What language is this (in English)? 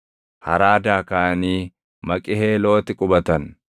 Oromo